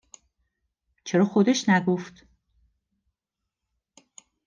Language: Persian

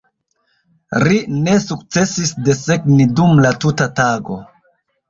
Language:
Esperanto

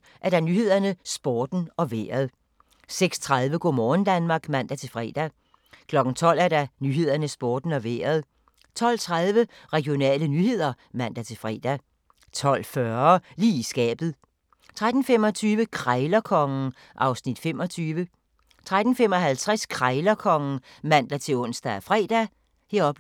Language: Danish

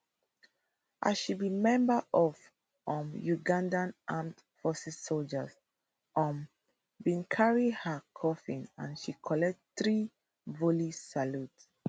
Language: Nigerian Pidgin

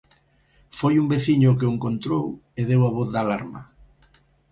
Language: Galician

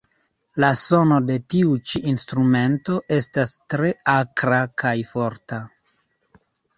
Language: Esperanto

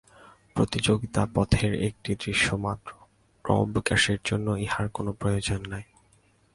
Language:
Bangla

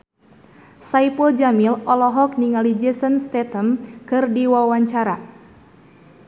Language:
Sundanese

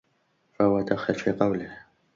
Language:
Arabic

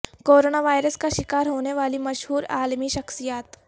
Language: Urdu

